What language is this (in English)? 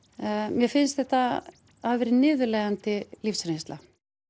Icelandic